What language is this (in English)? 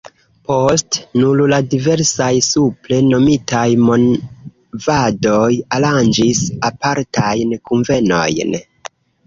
Esperanto